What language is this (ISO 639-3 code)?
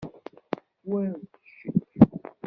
kab